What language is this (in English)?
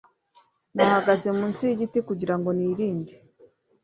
Kinyarwanda